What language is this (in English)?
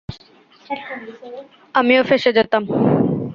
Bangla